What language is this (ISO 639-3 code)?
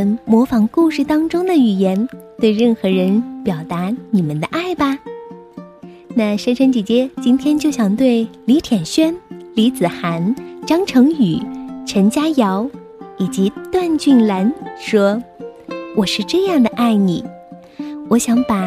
zho